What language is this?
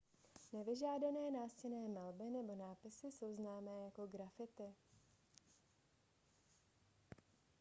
Czech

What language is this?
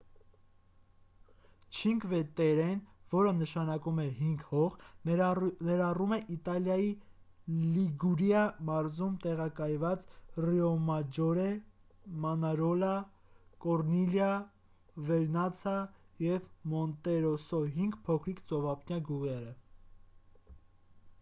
Armenian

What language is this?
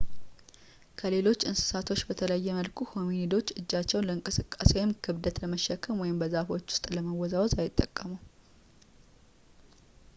Amharic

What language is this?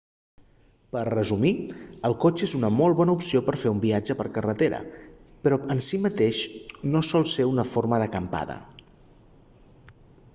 Catalan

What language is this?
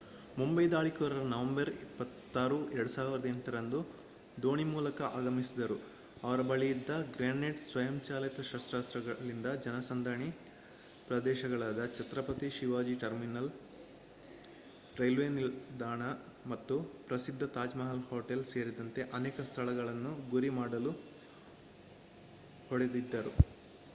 Kannada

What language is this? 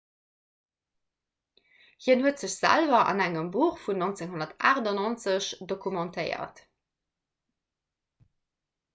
Luxembourgish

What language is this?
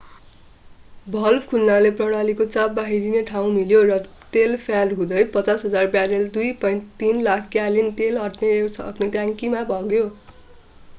Nepali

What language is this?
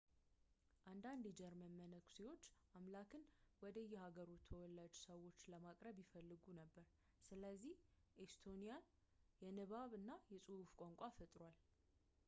Amharic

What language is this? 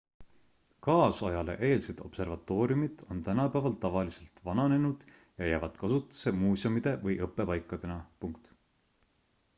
Estonian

